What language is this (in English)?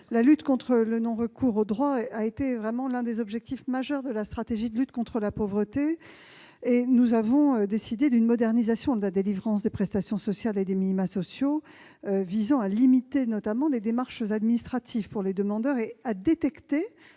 French